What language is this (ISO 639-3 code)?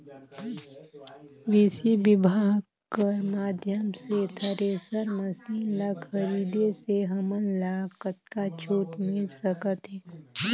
hne